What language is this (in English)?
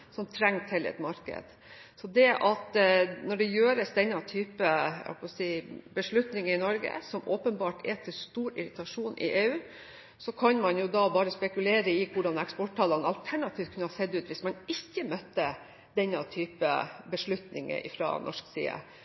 Norwegian Bokmål